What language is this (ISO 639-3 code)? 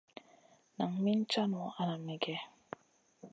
mcn